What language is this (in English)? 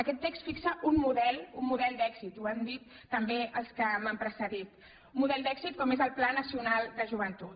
Catalan